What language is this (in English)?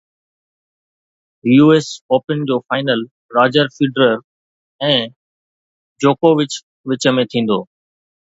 Sindhi